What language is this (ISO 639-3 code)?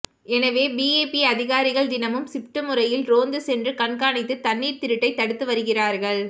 tam